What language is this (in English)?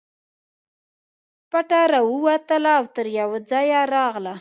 Pashto